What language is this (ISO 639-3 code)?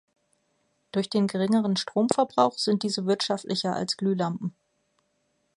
deu